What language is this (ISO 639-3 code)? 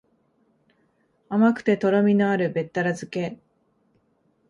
jpn